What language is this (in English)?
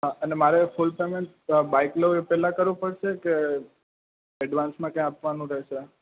Gujarati